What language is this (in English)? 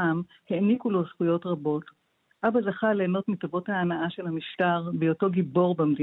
Hebrew